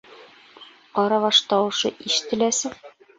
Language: Bashkir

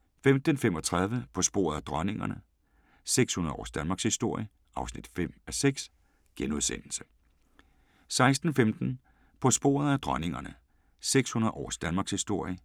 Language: Danish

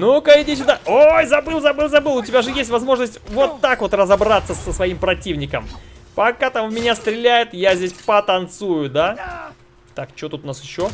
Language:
Russian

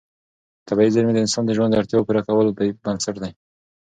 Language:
Pashto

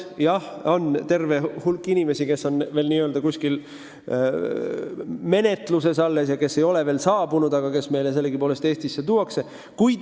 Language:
Estonian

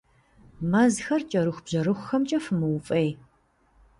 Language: Kabardian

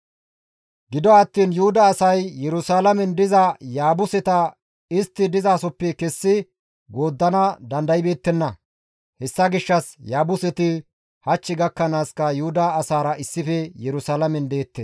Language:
Gamo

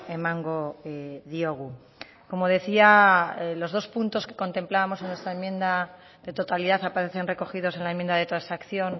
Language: Spanish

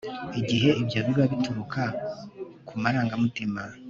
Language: Kinyarwanda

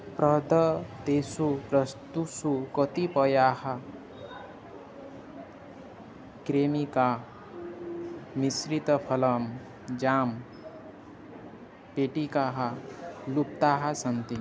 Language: Sanskrit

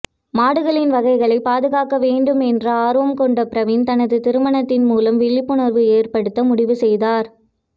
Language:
Tamil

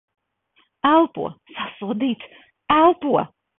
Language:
Latvian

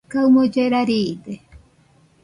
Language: Nüpode Huitoto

